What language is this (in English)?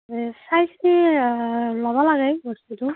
Assamese